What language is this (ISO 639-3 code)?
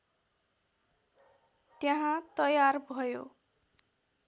nep